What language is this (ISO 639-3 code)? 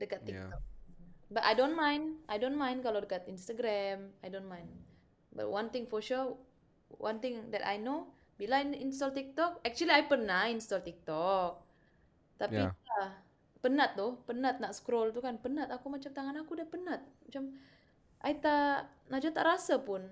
msa